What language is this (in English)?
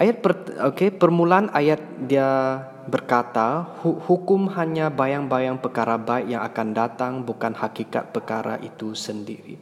Malay